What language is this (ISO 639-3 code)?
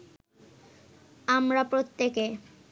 ben